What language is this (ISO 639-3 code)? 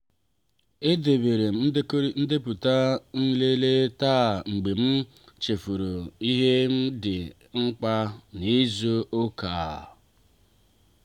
ibo